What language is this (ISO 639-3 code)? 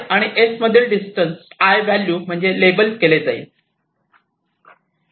mar